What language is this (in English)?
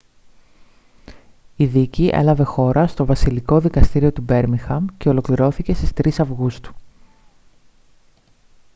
Greek